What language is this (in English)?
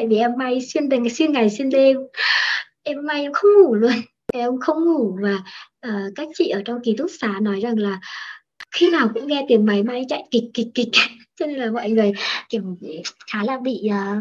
Vietnamese